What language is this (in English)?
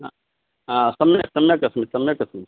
Sanskrit